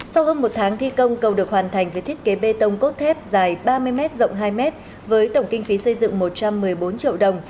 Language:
Vietnamese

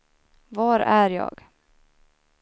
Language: Swedish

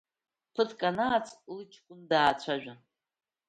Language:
Abkhazian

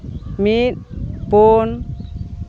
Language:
Santali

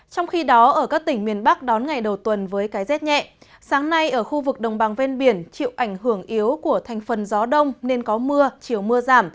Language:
Vietnamese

